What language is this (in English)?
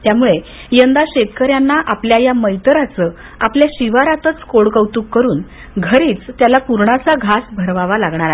Marathi